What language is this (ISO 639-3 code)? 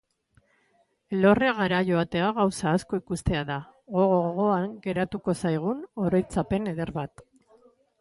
eus